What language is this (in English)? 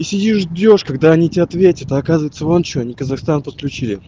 Russian